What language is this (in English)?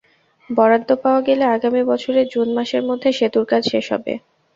Bangla